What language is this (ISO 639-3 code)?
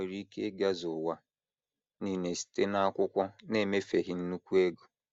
ibo